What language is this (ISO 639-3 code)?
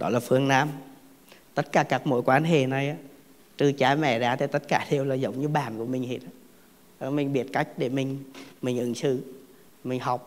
vie